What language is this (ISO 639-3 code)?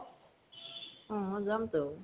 asm